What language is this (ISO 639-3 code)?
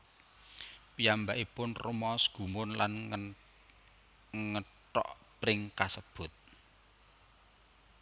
jav